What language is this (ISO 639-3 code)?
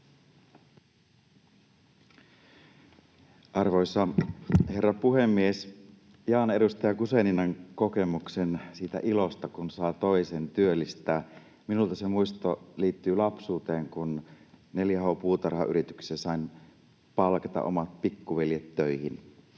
fin